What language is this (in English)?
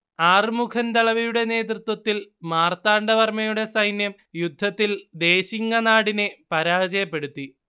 Malayalam